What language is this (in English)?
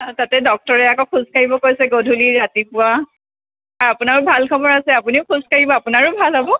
Assamese